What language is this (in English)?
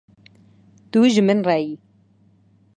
Kurdish